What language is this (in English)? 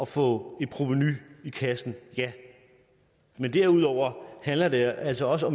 Danish